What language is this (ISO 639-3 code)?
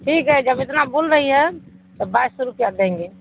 urd